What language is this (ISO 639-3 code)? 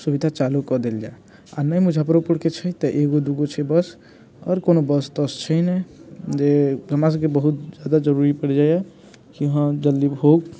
mai